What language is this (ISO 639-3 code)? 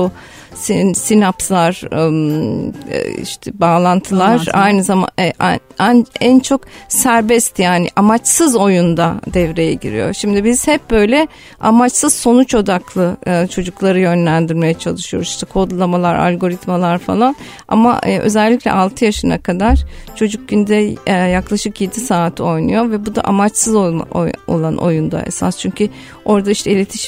tur